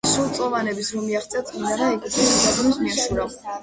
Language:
Georgian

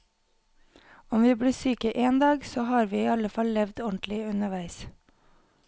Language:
Norwegian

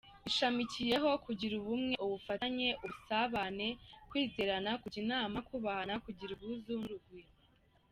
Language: Kinyarwanda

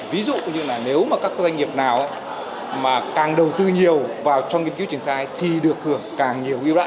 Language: Vietnamese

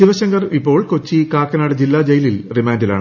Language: Malayalam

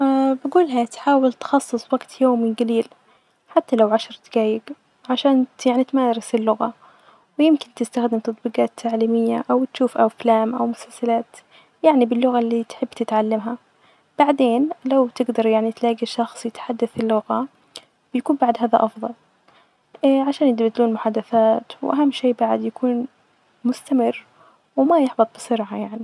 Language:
Najdi Arabic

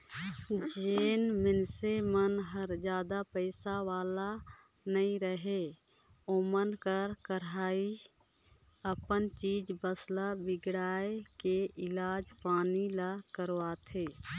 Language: Chhattisgarhi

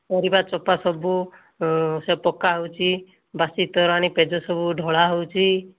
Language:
Odia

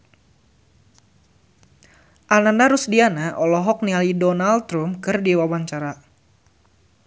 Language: Sundanese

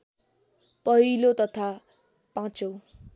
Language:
Nepali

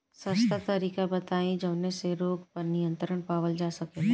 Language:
Bhojpuri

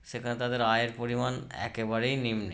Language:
Bangla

